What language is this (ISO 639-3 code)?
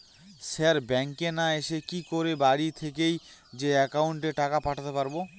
ben